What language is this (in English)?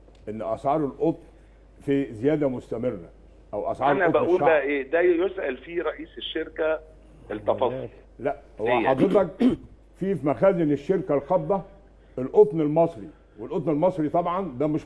Arabic